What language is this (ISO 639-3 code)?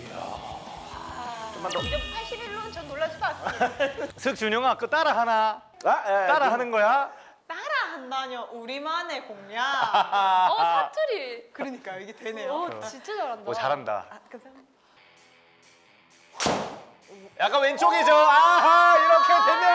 kor